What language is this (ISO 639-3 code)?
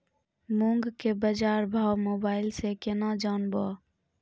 mai